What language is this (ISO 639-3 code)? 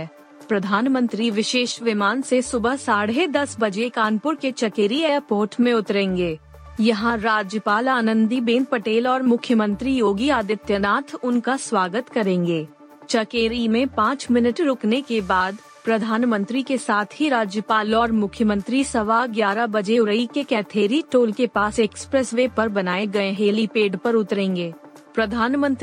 hin